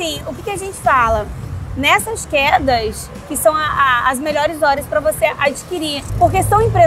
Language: Portuguese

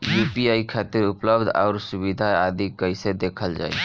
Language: Bhojpuri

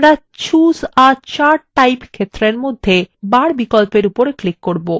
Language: Bangla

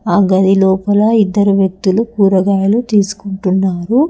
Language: Telugu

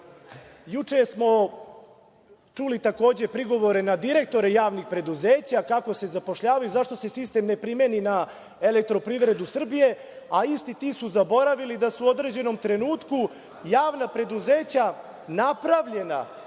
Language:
Serbian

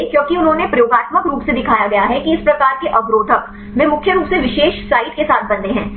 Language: Hindi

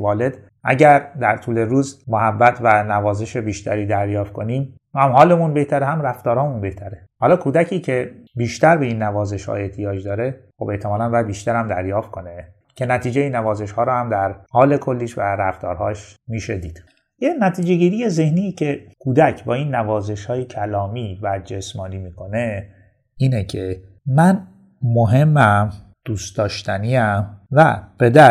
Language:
Persian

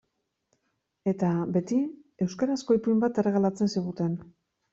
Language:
Basque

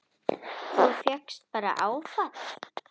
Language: Icelandic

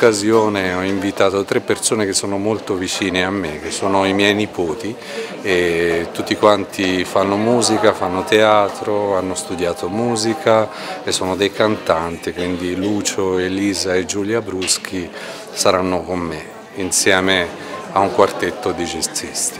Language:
Italian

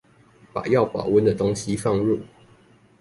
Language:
Chinese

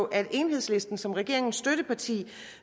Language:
Danish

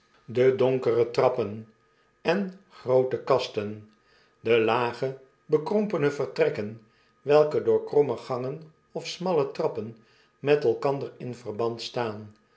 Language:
Dutch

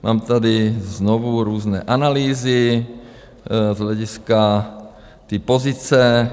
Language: Czech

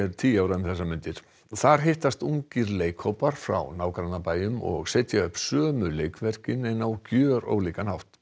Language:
Icelandic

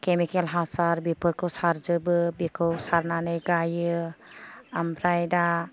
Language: Bodo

